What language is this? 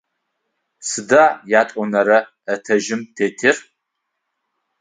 Adyghe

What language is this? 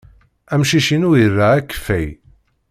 Kabyle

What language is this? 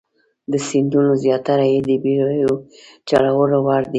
Pashto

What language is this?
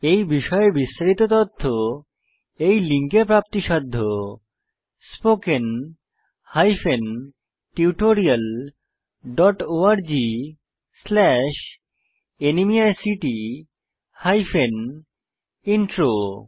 Bangla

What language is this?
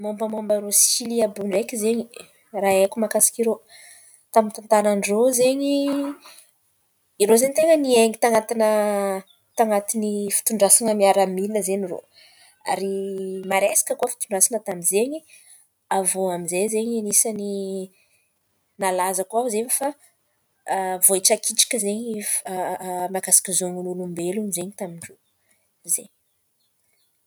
Antankarana Malagasy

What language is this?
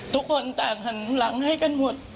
Thai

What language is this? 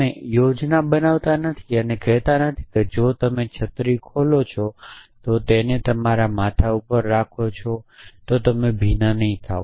Gujarati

